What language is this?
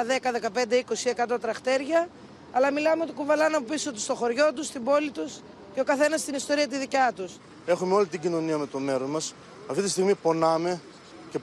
Greek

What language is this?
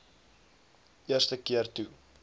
Afrikaans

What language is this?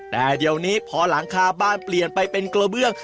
Thai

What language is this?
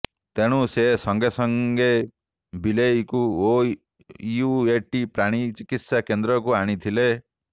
Odia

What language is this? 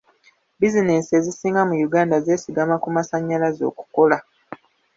Ganda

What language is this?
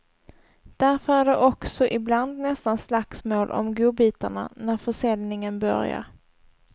Swedish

